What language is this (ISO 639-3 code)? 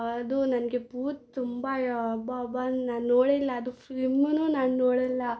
kan